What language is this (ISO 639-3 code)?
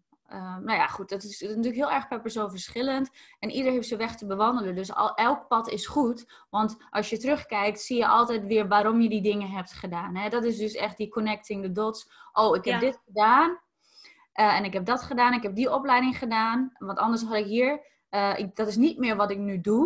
nld